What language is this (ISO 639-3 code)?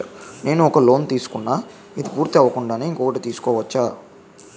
tel